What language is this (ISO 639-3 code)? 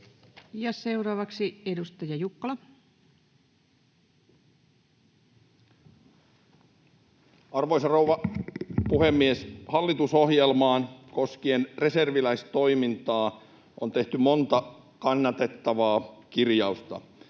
fin